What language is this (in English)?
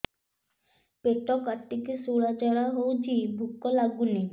Odia